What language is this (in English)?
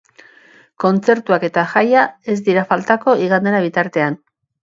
Basque